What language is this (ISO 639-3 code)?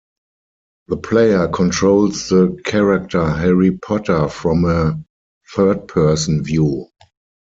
eng